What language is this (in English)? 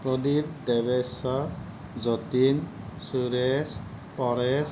Assamese